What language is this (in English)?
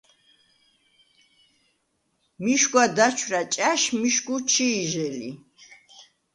Svan